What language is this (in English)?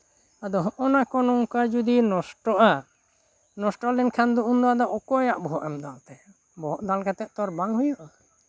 Santali